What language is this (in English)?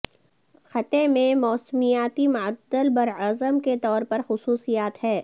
Urdu